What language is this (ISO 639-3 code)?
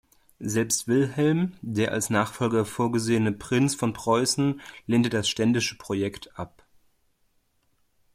deu